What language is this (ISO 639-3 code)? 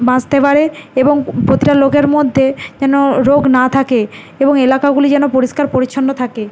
ben